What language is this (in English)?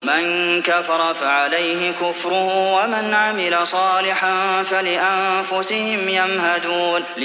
Arabic